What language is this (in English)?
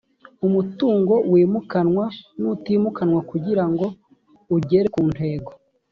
Kinyarwanda